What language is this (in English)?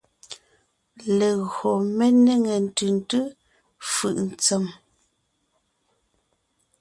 Ngiemboon